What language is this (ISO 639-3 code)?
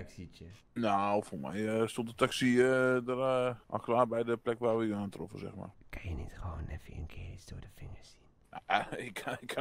nld